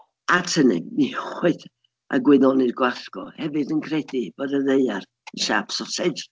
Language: Welsh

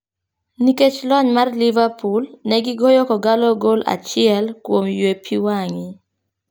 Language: Luo (Kenya and Tanzania)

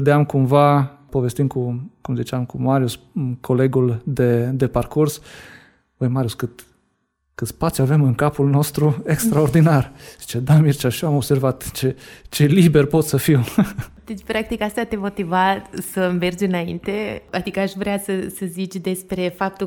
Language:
Romanian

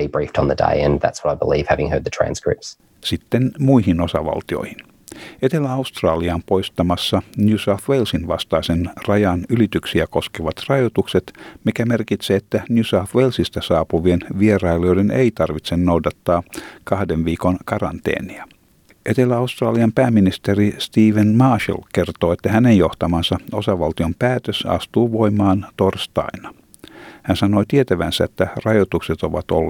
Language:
Finnish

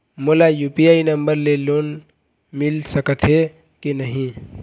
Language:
Chhattisgarhi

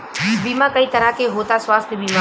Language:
Bhojpuri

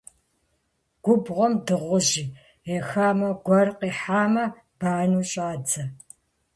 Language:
Kabardian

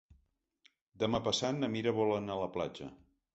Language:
Catalan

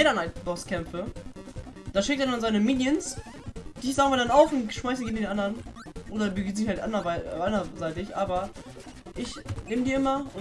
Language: German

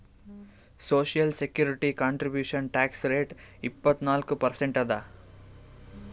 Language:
Kannada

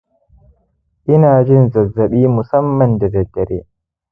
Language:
Hausa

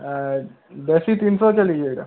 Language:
Odia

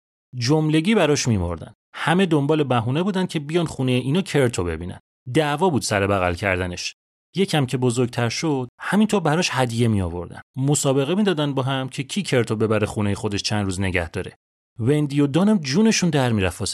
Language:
Persian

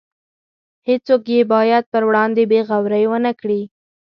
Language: Pashto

